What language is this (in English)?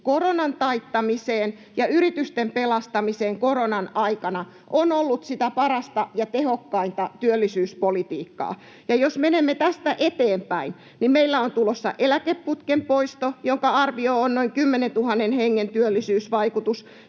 Finnish